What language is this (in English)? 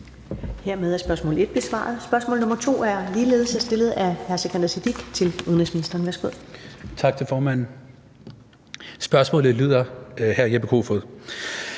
Danish